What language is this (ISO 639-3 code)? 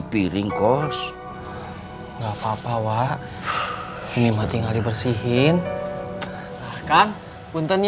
ind